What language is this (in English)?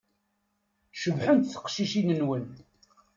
Kabyle